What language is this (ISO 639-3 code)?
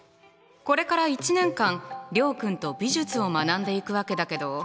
jpn